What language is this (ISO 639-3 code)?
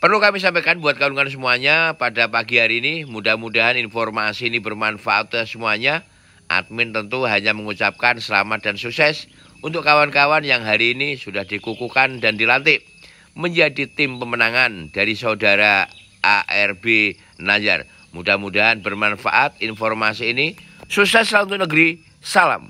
ind